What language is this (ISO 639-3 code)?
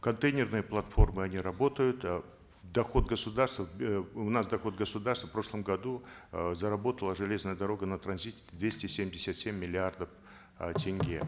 kaz